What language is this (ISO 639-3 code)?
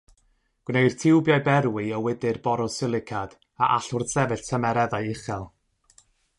cym